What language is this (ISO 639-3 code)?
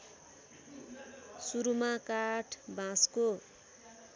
nep